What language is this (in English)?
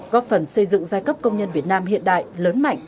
Vietnamese